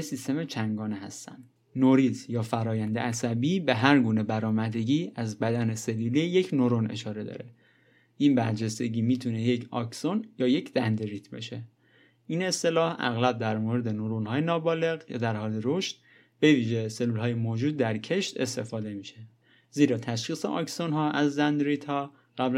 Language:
Persian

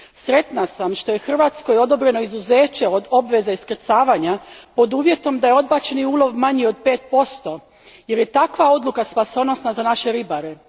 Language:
Croatian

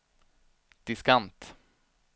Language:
Swedish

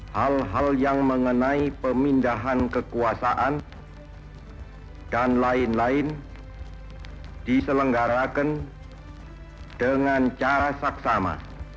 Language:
Indonesian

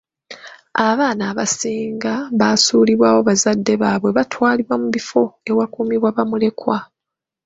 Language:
Ganda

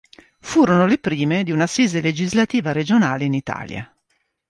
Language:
Italian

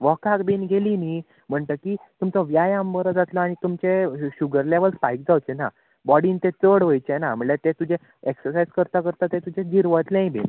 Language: Konkani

